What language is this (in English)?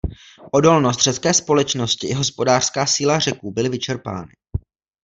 Czech